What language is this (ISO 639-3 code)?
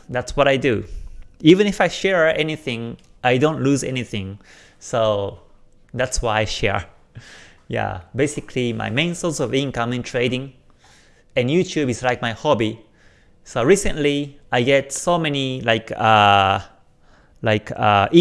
eng